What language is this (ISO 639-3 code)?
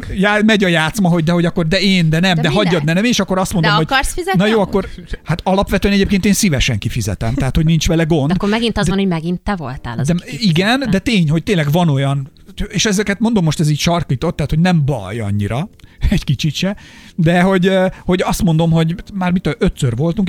hun